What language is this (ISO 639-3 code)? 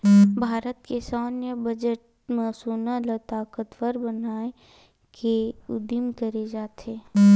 hne